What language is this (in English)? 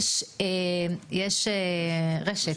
Hebrew